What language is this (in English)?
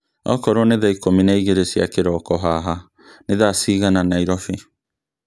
Kikuyu